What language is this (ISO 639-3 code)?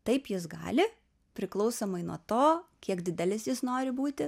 lit